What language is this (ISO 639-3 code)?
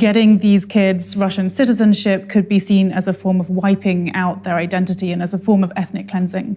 rus